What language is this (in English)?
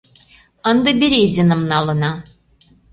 Mari